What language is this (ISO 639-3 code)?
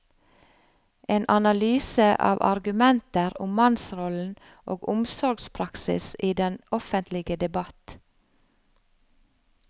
nor